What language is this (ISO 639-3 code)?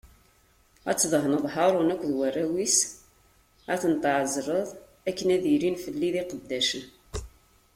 kab